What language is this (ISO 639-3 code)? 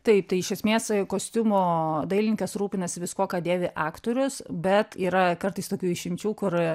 lit